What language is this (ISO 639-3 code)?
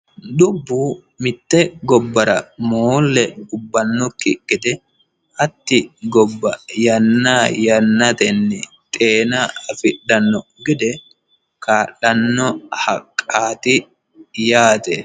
sid